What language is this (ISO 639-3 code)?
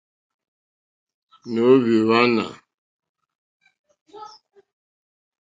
bri